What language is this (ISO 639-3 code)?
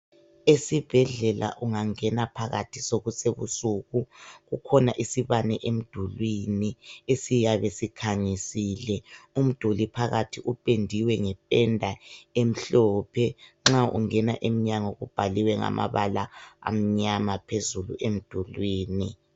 nde